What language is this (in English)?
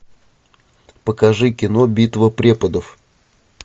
Russian